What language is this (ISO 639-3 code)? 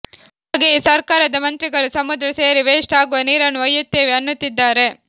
kan